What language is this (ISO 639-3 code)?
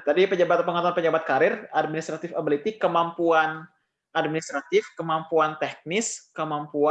ind